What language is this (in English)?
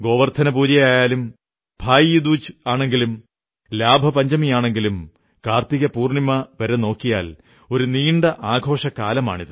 Malayalam